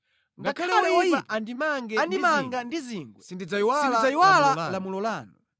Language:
Nyanja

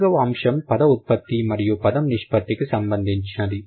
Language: Telugu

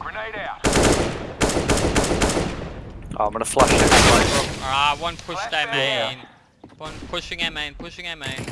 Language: English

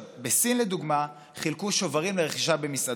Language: Hebrew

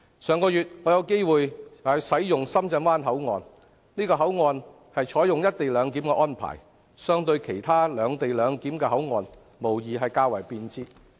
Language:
Cantonese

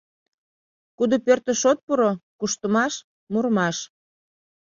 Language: Mari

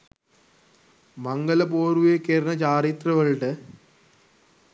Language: Sinhala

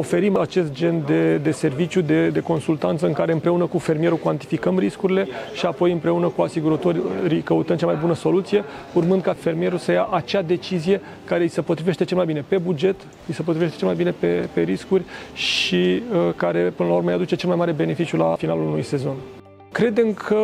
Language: Romanian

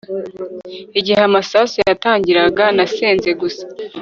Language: Kinyarwanda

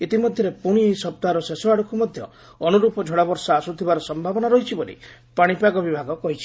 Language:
Odia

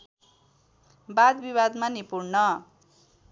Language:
Nepali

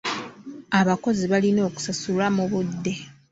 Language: Ganda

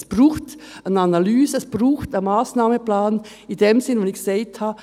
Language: Swiss German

